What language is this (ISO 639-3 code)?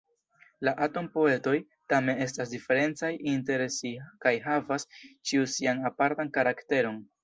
epo